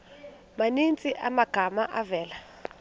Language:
Xhosa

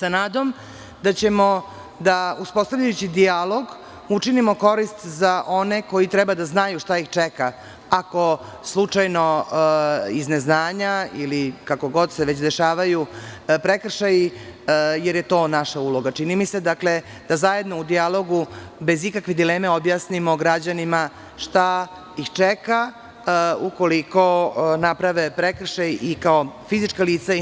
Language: Serbian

